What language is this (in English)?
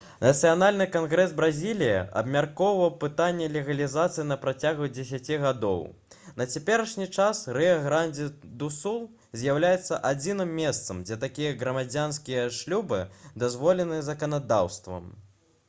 Belarusian